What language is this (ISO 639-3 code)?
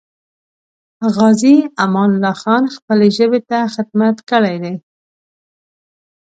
pus